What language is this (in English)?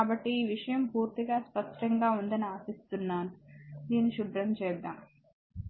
Telugu